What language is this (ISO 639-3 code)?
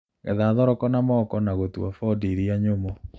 kik